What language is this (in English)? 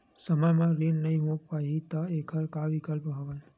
Chhattisgarhi